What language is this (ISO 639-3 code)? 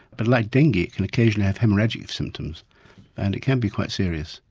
eng